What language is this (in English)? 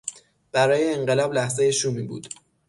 Persian